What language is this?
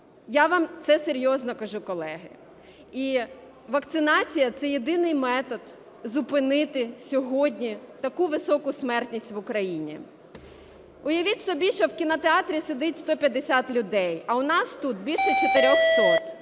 Ukrainian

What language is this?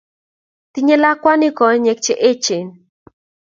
Kalenjin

